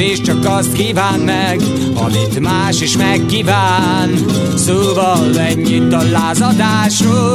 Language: Hungarian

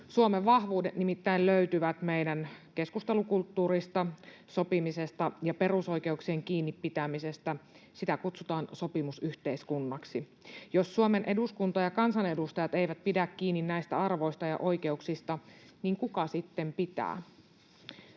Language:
Finnish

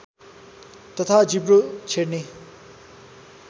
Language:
Nepali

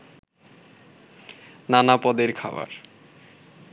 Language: Bangla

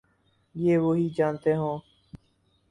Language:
Urdu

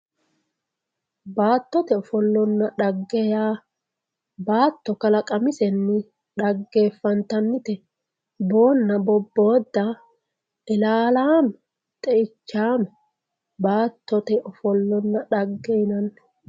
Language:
Sidamo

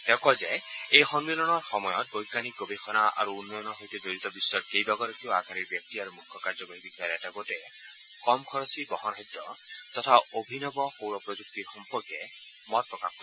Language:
Assamese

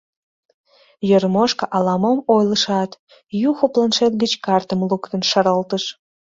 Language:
Mari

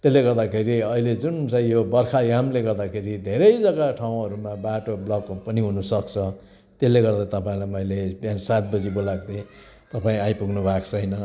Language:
Nepali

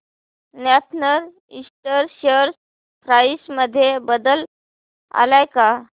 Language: Marathi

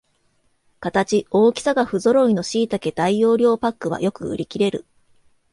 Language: Japanese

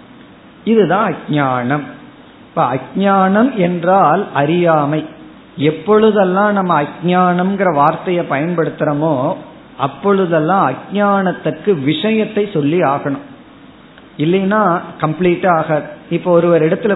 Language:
Tamil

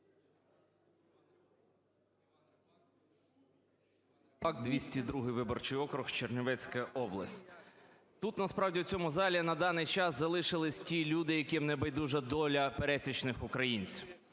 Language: Ukrainian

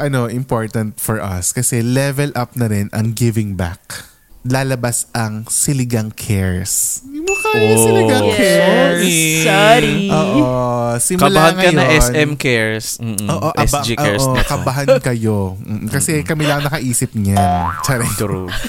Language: Filipino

